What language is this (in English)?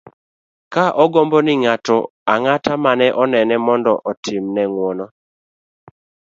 Luo (Kenya and Tanzania)